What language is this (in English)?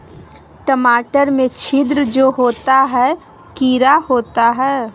Magahi